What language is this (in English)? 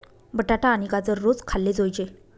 Marathi